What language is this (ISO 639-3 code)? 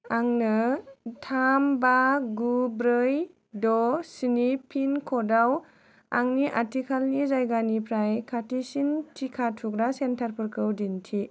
brx